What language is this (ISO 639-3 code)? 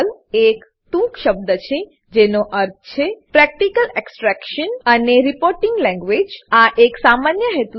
guj